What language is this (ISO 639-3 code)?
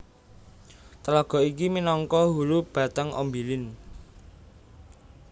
jav